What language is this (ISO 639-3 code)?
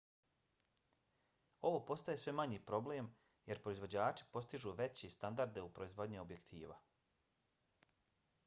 bos